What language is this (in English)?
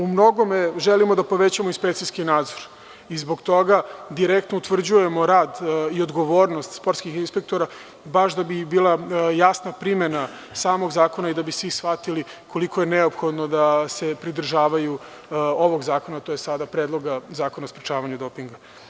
Serbian